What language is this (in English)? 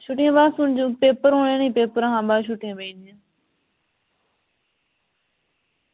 Dogri